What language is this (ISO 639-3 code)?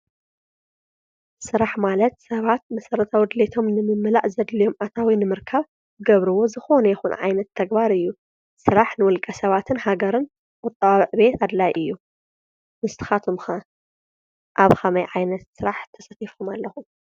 tir